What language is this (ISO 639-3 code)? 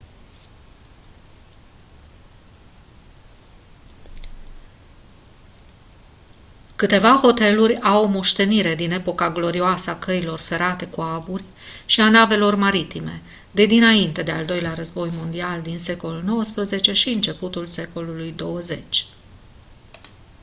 ron